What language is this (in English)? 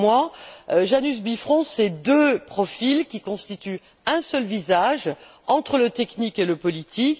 French